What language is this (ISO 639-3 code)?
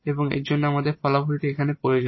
ben